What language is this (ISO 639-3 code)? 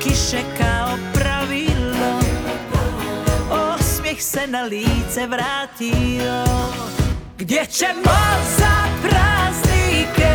hrv